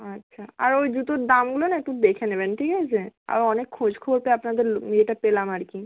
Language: Bangla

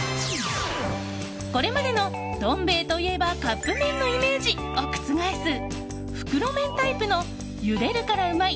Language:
Japanese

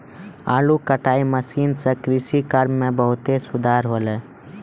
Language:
Maithili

